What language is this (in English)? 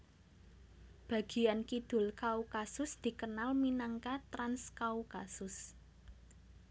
Javanese